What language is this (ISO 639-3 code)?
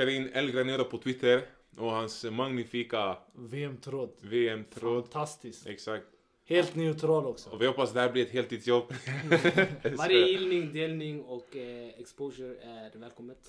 swe